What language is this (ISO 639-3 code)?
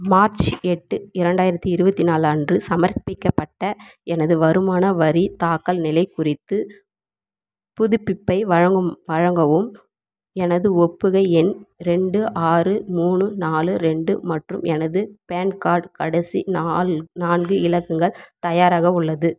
tam